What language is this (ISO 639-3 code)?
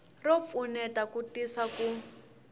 tso